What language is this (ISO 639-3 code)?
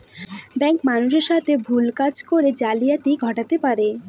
ben